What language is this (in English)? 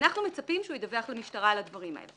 Hebrew